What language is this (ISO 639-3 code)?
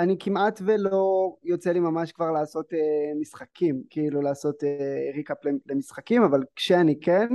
heb